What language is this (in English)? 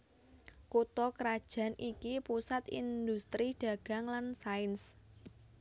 Javanese